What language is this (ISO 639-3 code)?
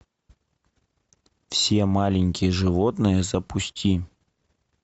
rus